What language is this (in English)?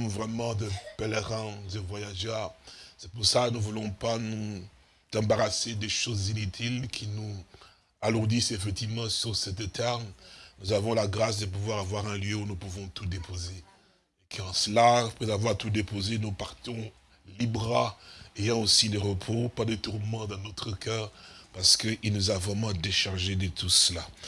French